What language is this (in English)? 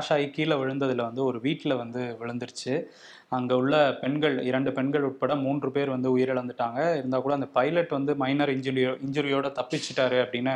Tamil